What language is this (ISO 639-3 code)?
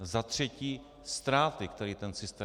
ces